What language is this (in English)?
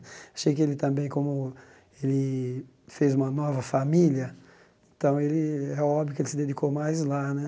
Portuguese